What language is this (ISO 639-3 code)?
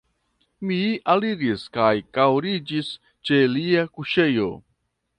epo